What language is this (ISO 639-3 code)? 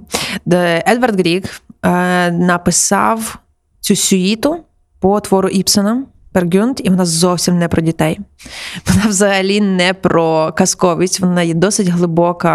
ukr